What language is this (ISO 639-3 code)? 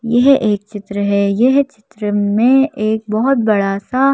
hin